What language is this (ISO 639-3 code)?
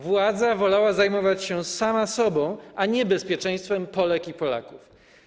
pol